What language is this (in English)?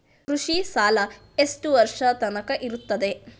Kannada